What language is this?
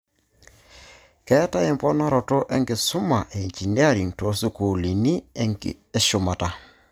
Masai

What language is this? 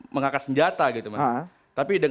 Indonesian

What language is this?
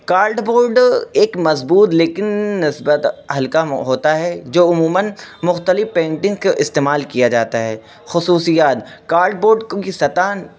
Urdu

